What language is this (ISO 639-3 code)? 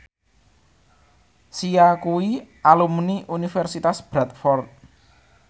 jav